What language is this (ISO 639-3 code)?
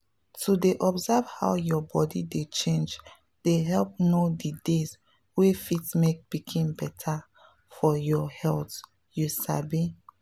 pcm